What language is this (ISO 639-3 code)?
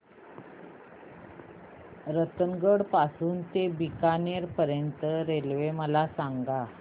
mar